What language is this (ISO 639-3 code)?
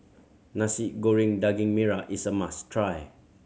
eng